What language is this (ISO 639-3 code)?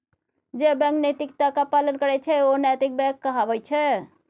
mai